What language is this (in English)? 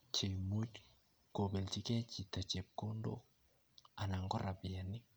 Kalenjin